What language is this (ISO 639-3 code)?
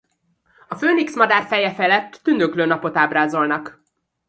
hun